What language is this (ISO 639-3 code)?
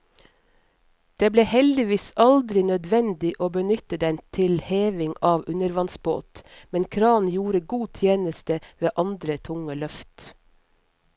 nor